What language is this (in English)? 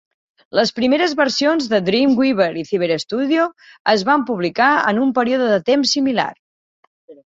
Catalan